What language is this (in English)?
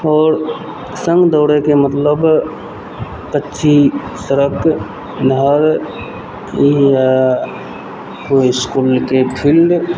Maithili